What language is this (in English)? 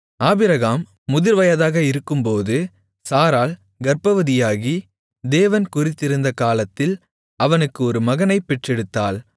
Tamil